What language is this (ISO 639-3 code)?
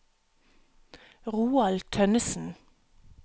nor